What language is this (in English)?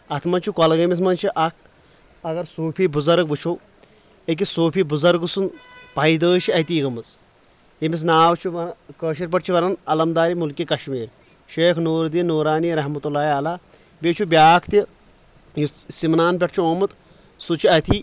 Kashmiri